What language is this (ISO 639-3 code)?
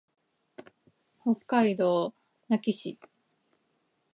jpn